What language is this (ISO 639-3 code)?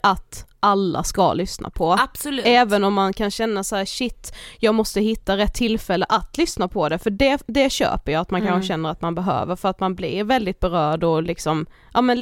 swe